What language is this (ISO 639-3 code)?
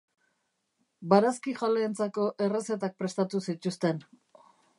eus